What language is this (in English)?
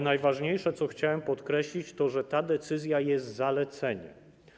Polish